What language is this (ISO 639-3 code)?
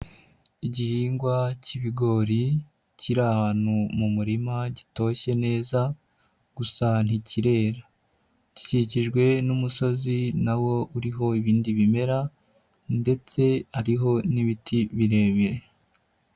kin